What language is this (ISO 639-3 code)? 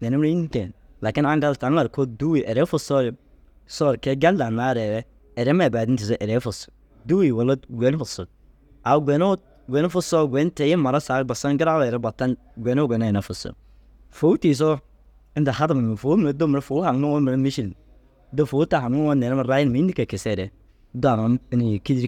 dzg